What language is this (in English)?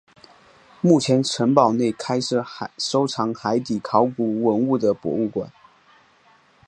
Chinese